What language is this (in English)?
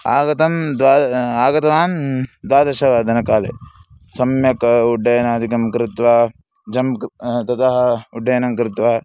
Sanskrit